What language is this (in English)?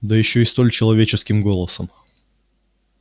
Russian